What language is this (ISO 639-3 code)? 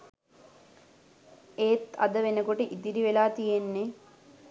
sin